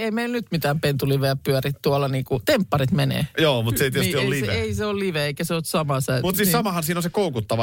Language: Finnish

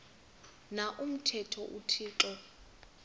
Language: Xhosa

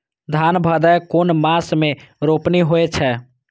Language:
Maithili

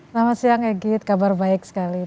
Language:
Indonesian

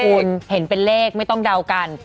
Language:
Thai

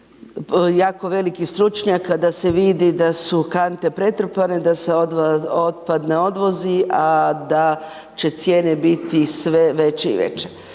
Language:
Croatian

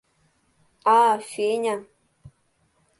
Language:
Mari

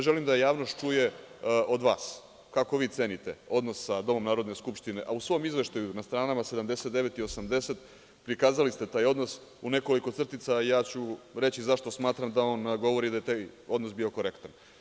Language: Serbian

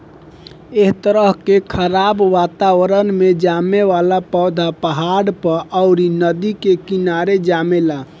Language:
Bhojpuri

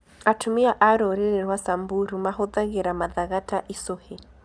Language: Kikuyu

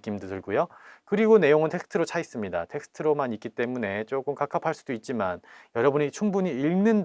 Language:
Korean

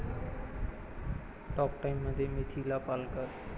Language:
Marathi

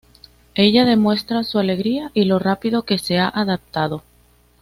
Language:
Spanish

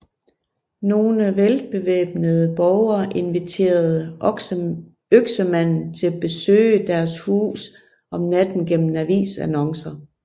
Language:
Danish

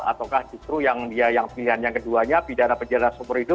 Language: Indonesian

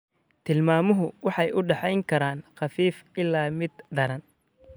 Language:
Somali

